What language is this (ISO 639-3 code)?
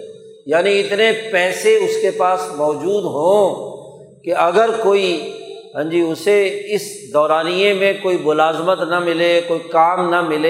urd